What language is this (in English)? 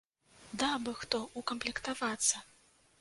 Belarusian